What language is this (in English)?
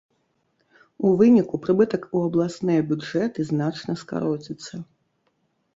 Belarusian